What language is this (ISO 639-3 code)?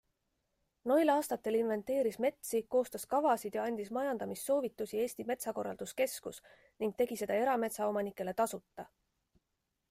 est